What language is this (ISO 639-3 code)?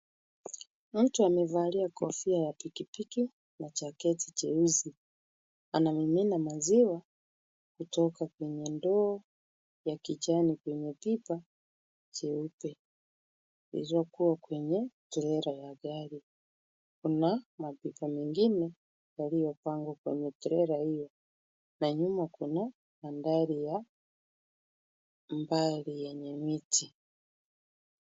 swa